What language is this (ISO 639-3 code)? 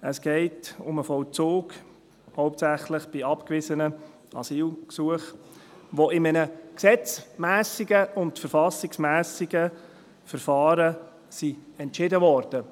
gsw